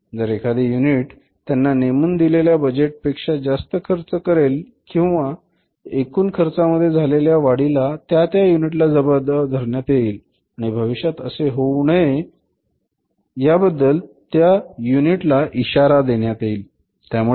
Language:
Marathi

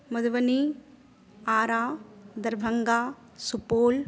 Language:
Maithili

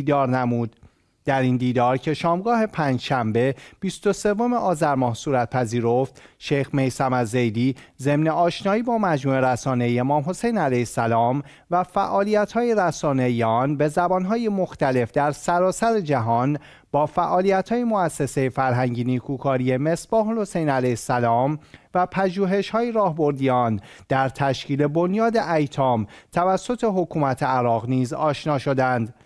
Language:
Persian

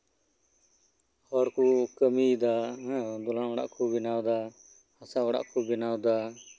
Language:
Santali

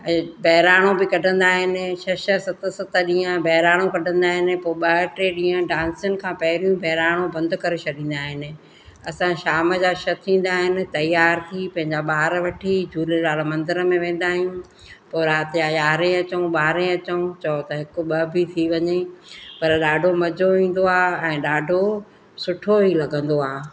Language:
Sindhi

